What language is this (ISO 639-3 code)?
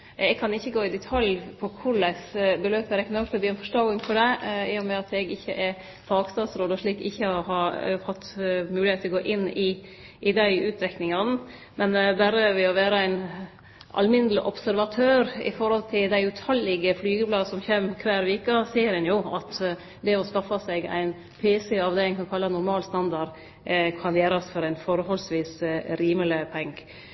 nno